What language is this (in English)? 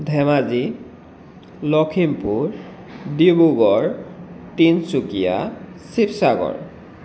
Assamese